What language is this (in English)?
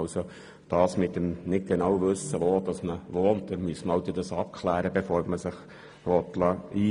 Swiss German